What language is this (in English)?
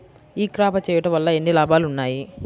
Telugu